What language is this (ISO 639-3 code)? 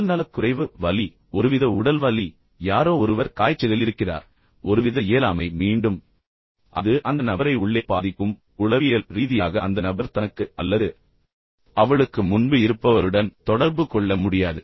tam